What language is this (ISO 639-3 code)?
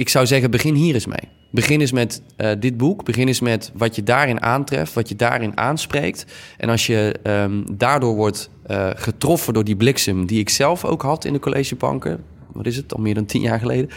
nld